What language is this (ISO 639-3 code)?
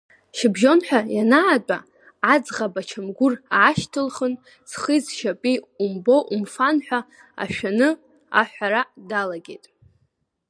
abk